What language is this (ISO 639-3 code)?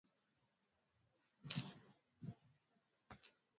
swa